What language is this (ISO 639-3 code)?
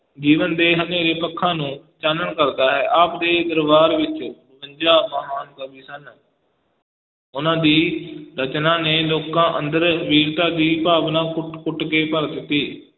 pan